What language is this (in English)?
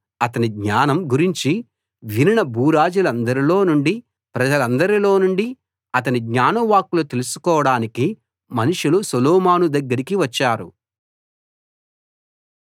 Telugu